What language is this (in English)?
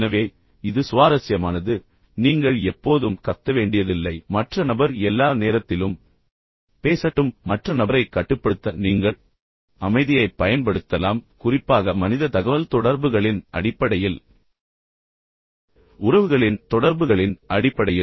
Tamil